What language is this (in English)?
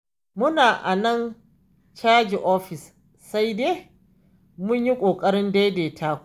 Hausa